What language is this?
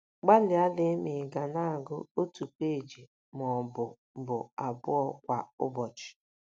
Igbo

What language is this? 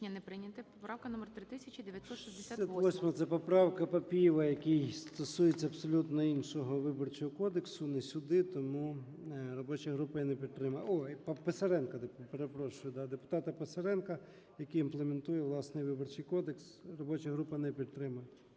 Ukrainian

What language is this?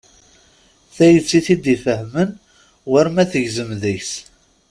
Kabyle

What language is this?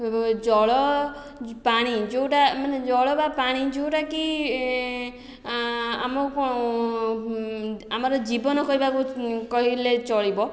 Odia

